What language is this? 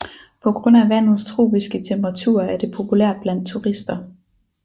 Danish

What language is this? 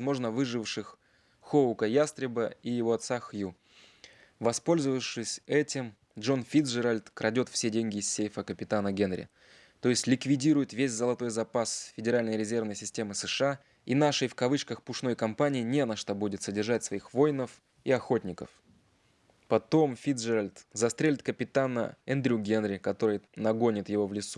Russian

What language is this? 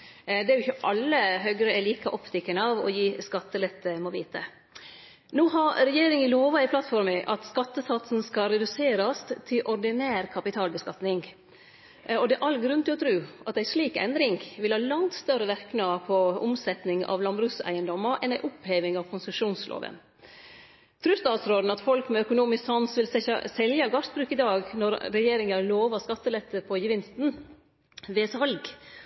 Norwegian Nynorsk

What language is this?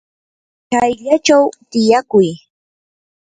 Yanahuanca Pasco Quechua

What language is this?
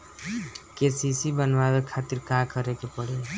Bhojpuri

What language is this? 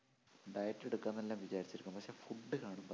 Malayalam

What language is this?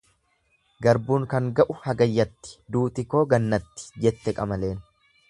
Oromo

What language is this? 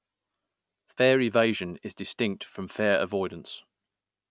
English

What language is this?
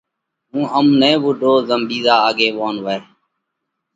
Parkari Koli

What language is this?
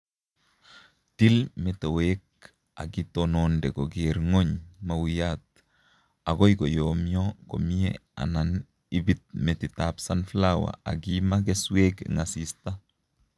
Kalenjin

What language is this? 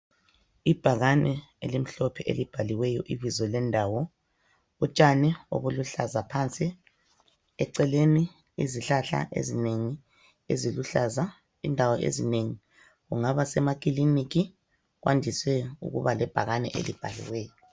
North Ndebele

